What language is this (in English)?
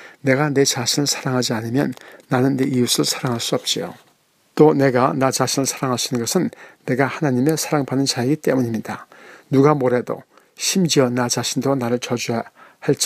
Korean